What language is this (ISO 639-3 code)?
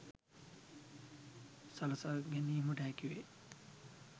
sin